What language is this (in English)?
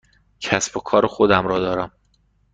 Persian